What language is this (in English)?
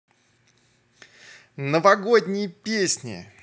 Russian